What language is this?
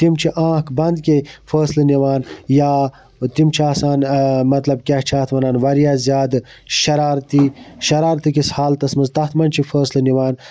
Kashmiri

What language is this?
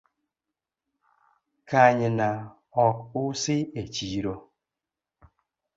Luo (Kenya and Tanzania)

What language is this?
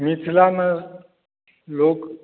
Maithili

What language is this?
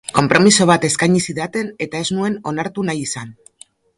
Basque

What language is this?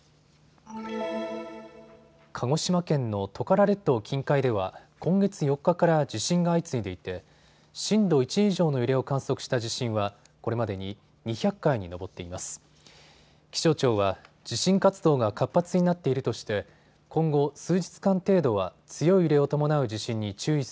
Japanese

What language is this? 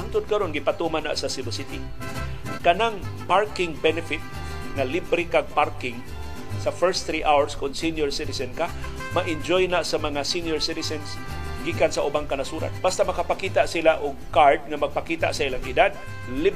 Filipino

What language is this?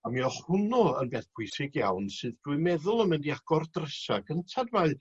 Welsh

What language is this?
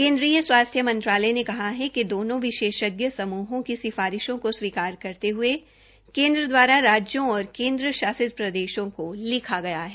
Hindi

